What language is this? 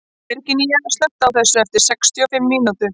Icelandic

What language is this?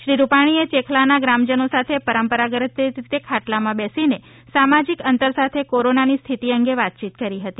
Gujarati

